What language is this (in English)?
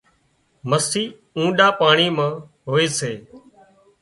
Wadiyara Koli